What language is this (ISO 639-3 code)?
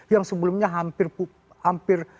ind